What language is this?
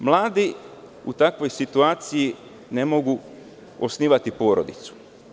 Serbian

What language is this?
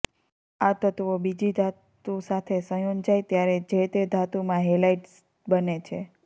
Gujarati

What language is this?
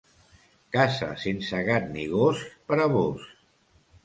Catalan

